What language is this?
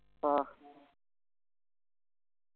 Malayalam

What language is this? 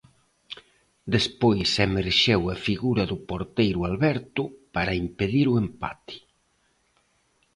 Galician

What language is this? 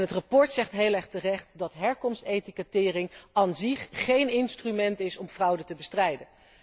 Dutch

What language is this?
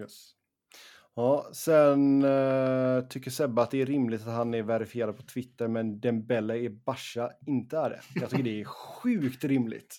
Swedish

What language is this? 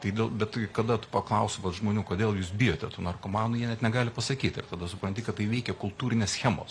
Lithuanian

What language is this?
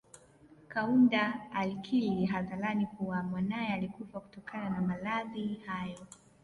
Swahili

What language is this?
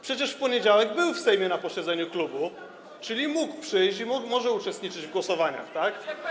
Polish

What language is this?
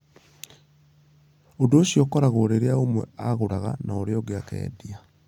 Kikuyu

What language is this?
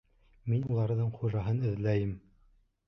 Bashkir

